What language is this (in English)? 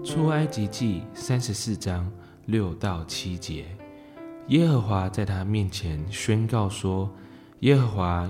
Chinese